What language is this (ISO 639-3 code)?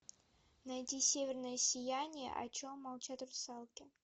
rus